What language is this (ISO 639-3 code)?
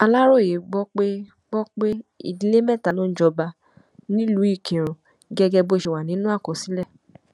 yor